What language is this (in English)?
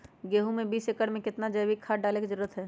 Magahi